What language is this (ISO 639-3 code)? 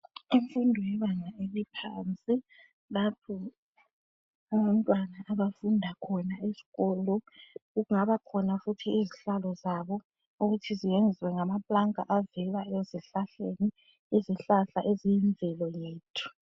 nde